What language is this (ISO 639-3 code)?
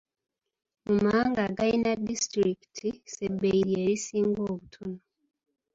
lug